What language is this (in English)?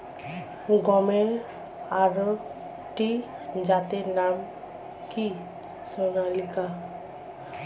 Bangla